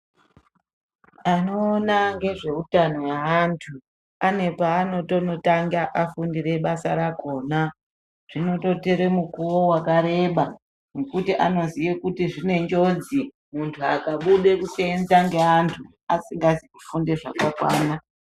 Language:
Ndau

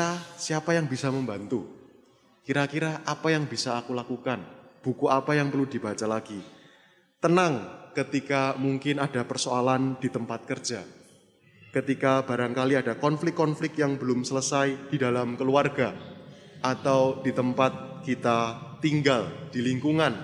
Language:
Indonesian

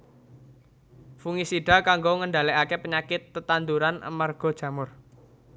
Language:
Javanese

